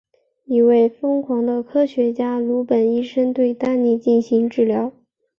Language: Chinese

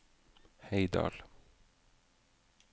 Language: Norwegian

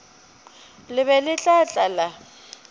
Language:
Northern Sotho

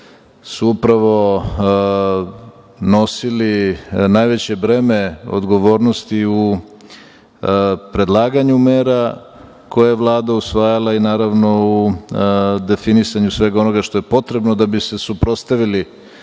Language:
Serbian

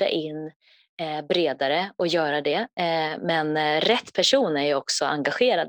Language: Swedish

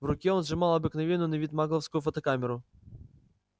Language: Russian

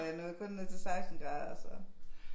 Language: Danish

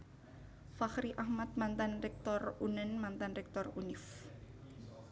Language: Javanese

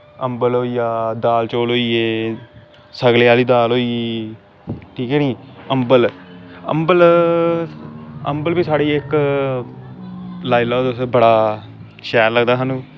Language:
Dogri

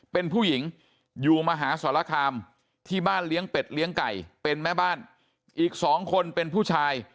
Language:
Thai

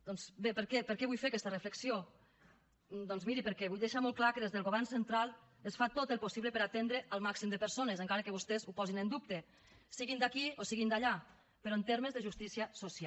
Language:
Catalan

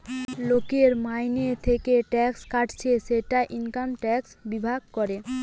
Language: Bangla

